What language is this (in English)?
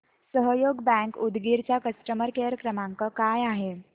Marathi